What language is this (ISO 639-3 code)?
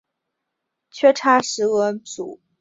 zho